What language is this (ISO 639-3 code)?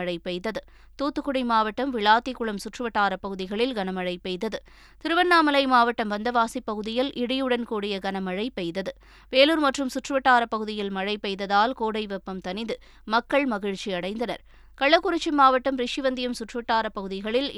tam